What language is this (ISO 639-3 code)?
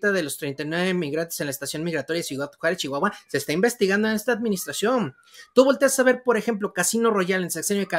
spa